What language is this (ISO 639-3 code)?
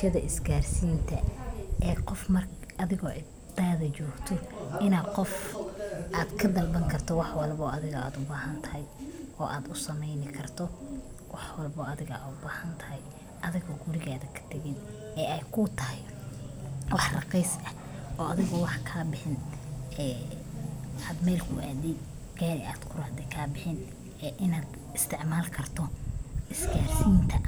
som